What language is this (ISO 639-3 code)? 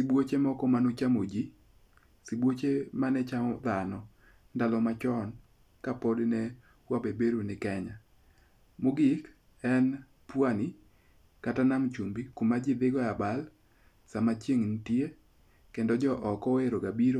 luo